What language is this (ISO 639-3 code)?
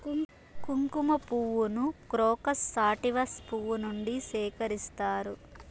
tel